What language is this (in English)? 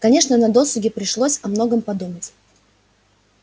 Russian